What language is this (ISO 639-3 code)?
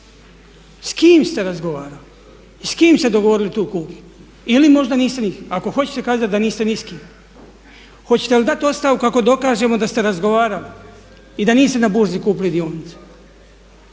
hrv